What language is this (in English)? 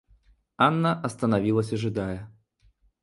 Russian